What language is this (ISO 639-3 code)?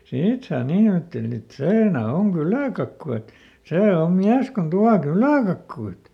fin